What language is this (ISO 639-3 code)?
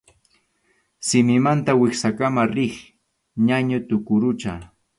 qxu